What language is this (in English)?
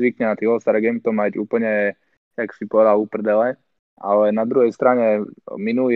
Slovak